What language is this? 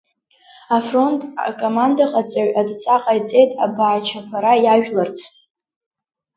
Abkhazian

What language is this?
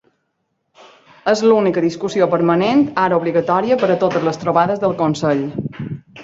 Catalan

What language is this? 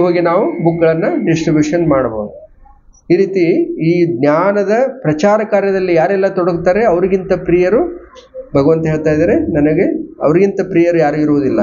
Kannada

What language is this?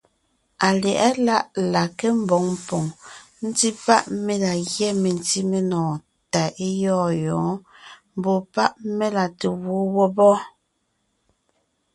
Ngiemboon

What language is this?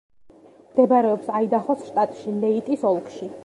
Georgian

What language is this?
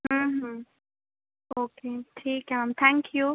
Marathi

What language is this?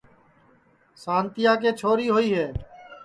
Sansi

